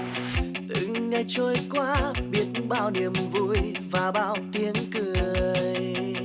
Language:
Vietnamese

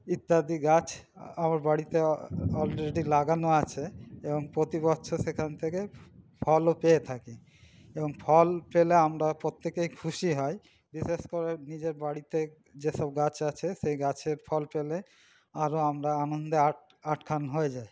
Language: Bangla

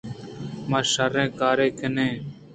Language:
Eastern Balochi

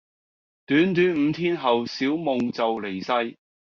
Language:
Cantonese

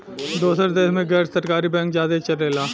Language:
Bhojpuri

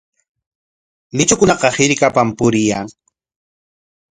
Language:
Corongo Ancash Quechua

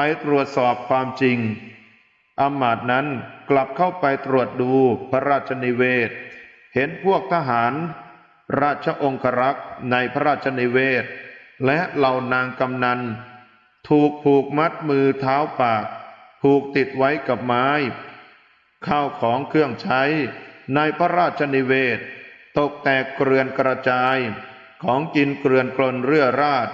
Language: Thai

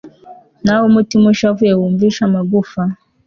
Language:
Kinyarwanda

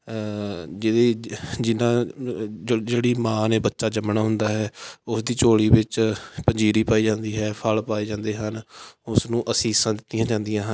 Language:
Punjabi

